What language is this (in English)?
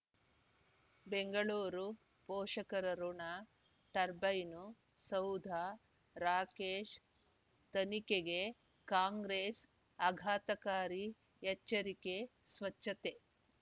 Kannada